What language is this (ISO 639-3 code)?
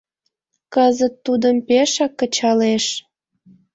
chm